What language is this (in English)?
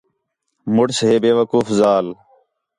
Khetrani